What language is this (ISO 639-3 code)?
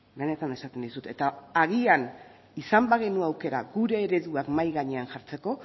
eus